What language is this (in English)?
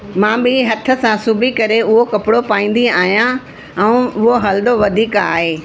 Sindhi